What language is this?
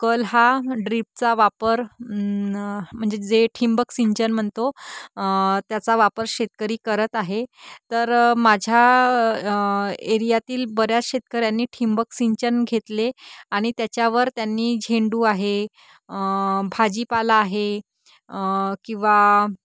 Marathi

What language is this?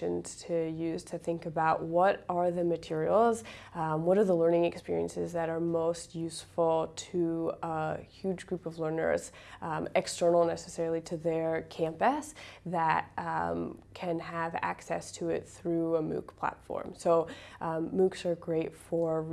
English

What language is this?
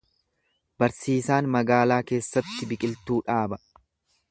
Oromo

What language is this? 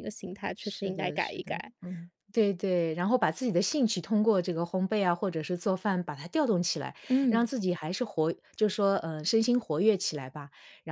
Chinese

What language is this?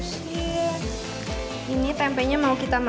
Indonesian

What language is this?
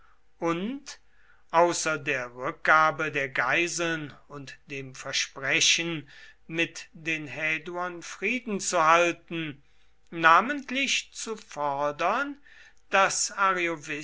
German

